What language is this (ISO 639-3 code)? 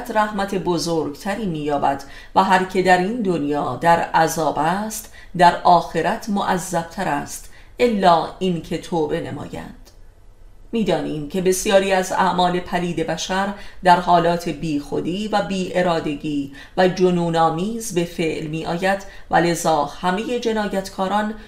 fas